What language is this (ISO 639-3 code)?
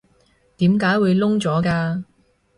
yue